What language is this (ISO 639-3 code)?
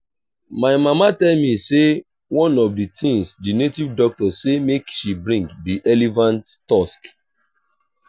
pcm